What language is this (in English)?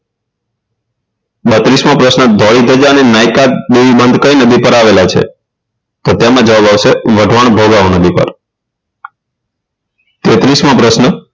Gujarati